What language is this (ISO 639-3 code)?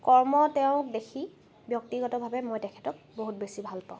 asm